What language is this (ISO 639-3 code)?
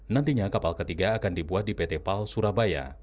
ind